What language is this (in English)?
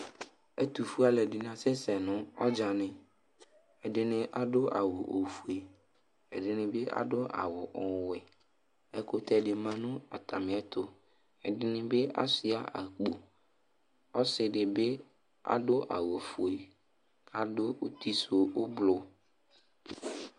Ikposo